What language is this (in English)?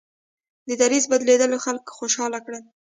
Pashto